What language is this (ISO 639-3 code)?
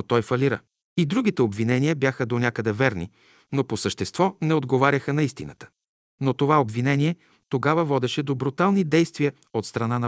bul